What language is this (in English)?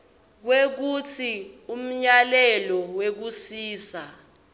Swati